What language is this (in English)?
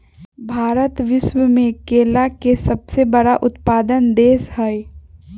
Magahi